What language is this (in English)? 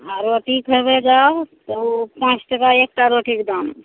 Maithili